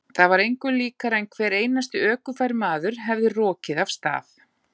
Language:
Icelandic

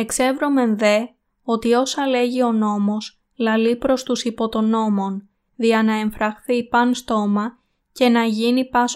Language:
Greek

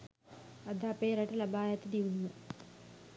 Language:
Sinhala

